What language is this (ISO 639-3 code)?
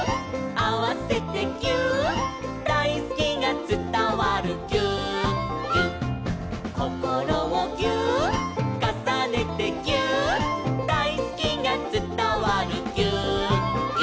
jpn